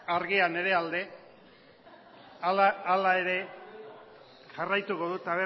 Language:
Basque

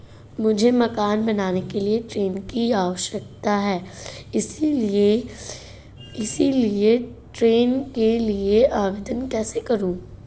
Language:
Hindi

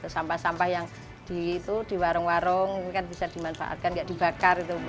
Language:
Indonesian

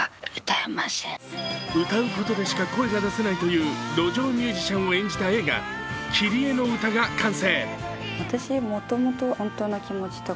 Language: Japanese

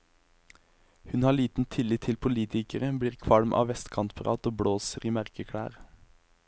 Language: Norwegian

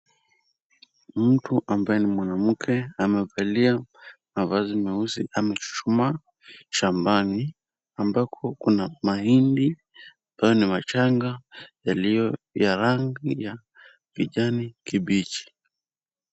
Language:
Swahili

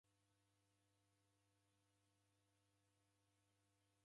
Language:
Taita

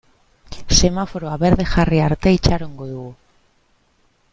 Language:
Basque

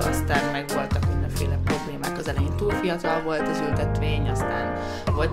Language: Hungarian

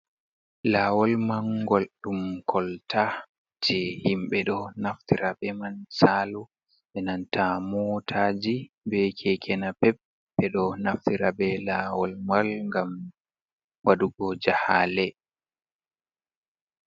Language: Fula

